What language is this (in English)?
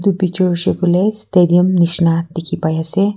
Naga Pidgin